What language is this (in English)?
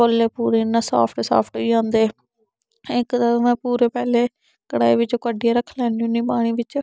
Dogri